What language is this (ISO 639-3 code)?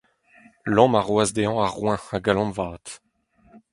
bre